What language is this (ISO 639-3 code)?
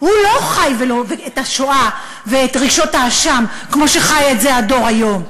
heb